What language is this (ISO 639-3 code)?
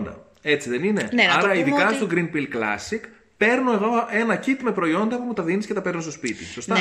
ell